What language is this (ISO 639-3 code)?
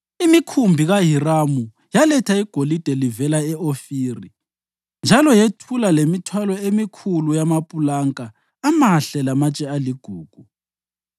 nde